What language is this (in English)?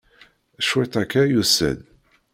Kabyle